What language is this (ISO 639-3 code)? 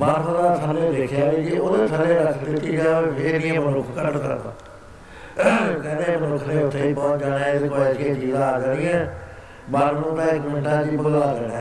pan